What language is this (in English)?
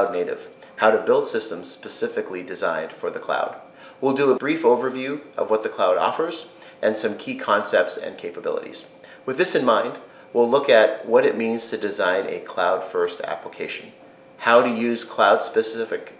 English